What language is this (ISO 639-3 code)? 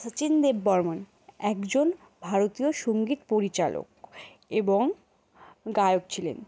ben